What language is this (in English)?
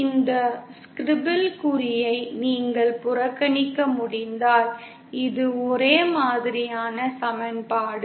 Tamil